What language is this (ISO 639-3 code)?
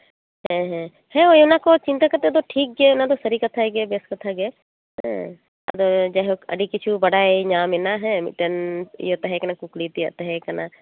sat